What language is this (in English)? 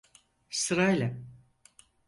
Turkish